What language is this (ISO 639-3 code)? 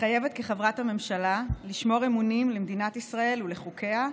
heb